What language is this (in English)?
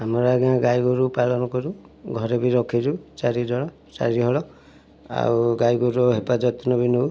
Odia